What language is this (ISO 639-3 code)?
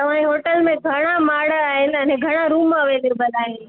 snd